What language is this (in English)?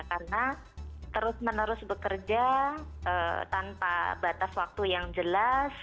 Indonesian